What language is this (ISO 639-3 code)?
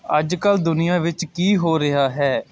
pan